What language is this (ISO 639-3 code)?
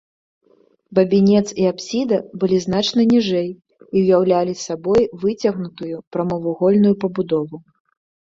bel